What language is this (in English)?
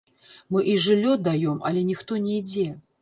Belarusian